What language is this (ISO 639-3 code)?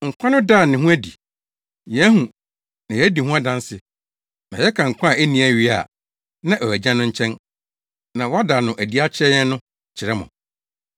aka